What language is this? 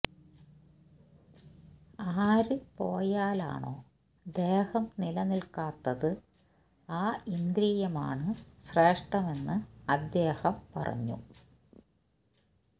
Malayalam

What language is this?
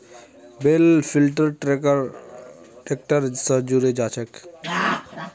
Magahi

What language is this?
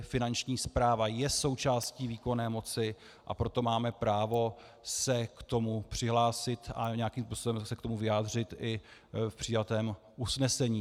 Czech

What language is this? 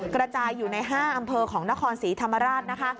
Thai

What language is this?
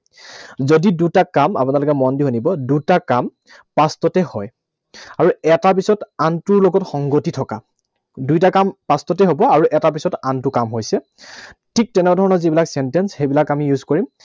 Assamese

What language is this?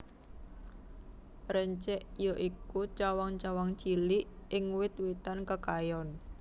Javanese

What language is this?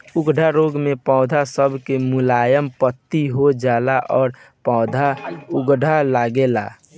Bhojpuri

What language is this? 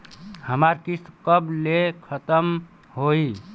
Bhojpuri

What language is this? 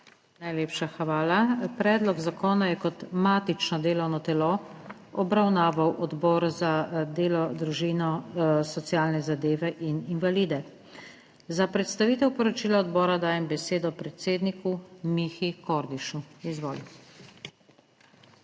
Slovenian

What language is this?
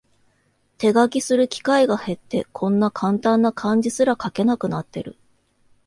Japanese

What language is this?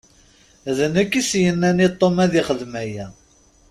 Kabyle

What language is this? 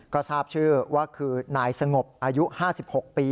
Thai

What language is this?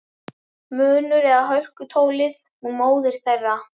Icelandic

